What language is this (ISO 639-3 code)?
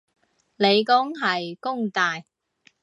yue